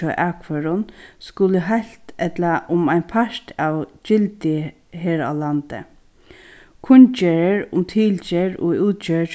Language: Faroese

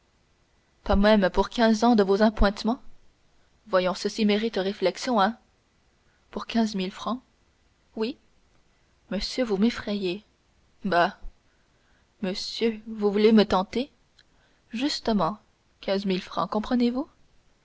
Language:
French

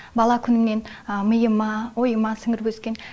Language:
Kazakh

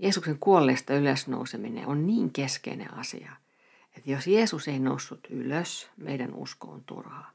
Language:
Finnish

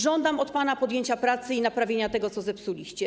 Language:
Polish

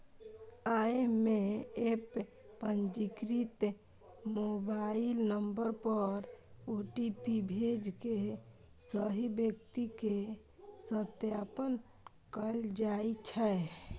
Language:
Maithili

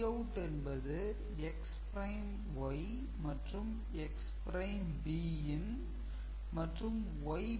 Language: Tamil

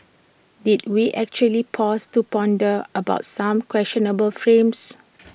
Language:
English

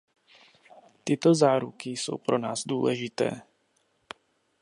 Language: Czech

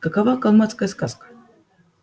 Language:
Russian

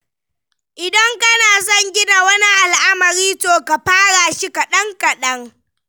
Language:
Hausa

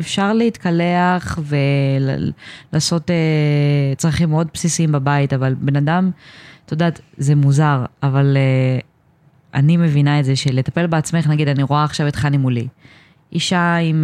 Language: Hebrew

